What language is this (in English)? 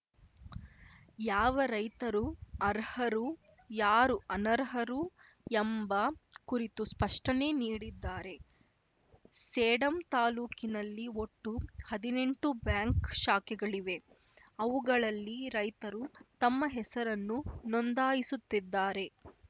Kannada